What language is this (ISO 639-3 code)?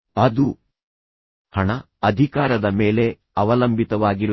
kan